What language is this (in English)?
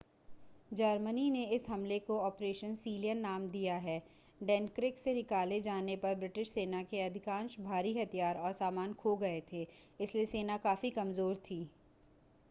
Hindi